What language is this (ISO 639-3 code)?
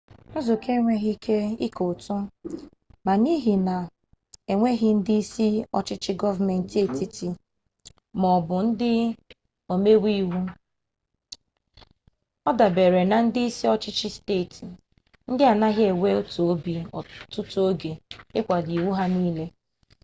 ibo